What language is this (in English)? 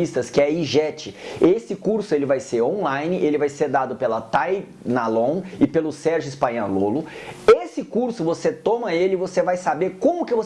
Portuguese